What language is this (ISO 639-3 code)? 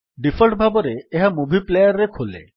ori